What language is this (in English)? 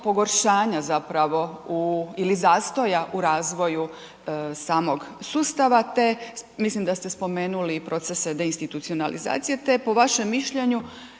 Croatian